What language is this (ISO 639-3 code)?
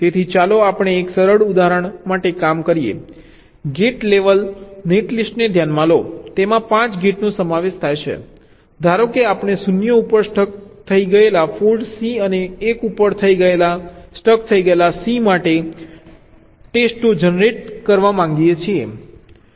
guj